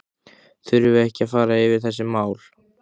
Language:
Icelandic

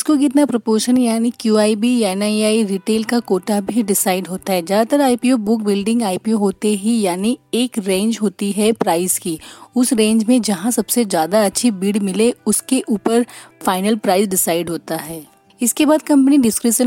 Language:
Hindi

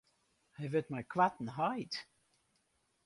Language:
Western Frisian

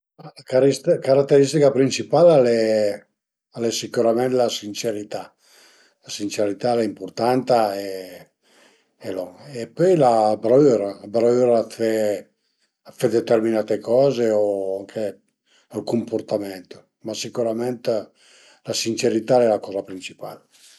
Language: Piedmontese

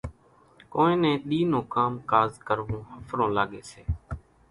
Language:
Kachi Koli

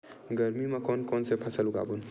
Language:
Chhattisgarhi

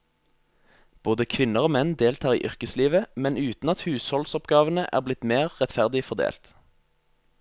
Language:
Norwegian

